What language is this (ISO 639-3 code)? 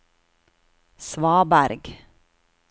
nor